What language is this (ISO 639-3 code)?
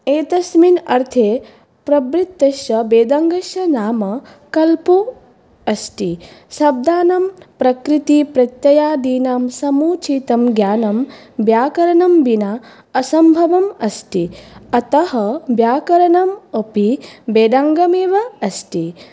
san